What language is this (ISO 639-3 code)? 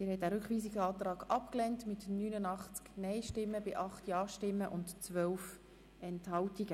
gsw